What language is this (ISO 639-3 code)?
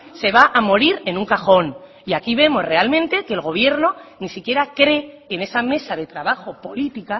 spa